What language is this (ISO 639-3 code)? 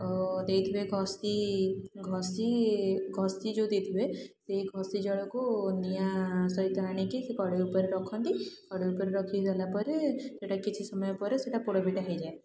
ori